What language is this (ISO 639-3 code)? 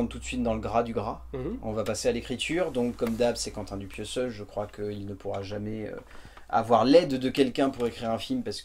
fra